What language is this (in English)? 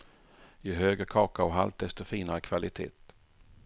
Swedish